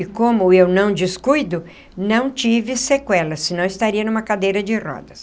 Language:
Portuguese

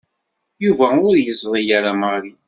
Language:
Kabyle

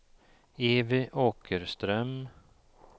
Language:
Swedish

